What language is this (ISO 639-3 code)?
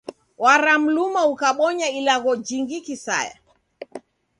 dav